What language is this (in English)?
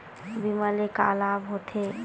Chhattisgarhi